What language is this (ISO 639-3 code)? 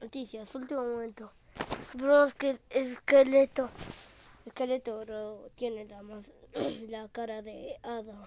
spa